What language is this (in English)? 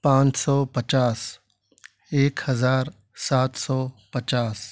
Urdu